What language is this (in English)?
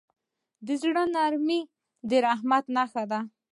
Pashto